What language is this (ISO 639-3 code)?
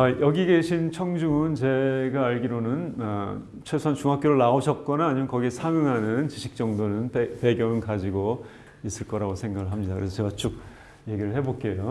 kor